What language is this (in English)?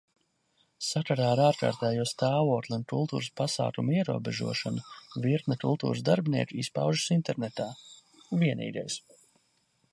Latvian